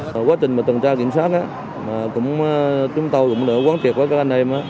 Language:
Vietnamese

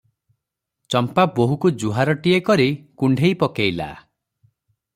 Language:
Odia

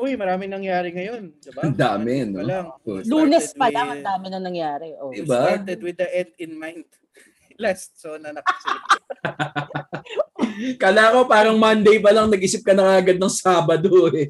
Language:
Filipino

